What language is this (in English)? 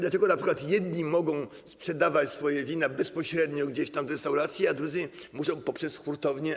Polish